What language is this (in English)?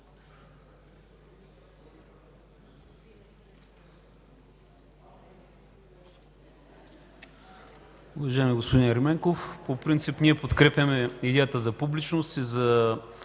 Bulgarian